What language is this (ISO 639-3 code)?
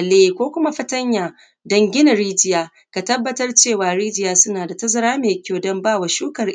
hau